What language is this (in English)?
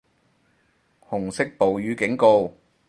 Cantonese